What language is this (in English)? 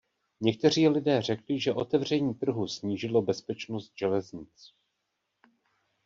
Czech